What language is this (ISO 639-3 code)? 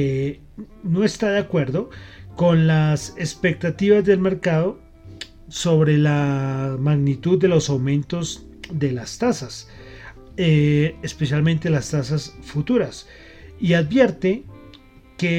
spa